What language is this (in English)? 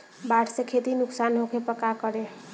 Bhojpuri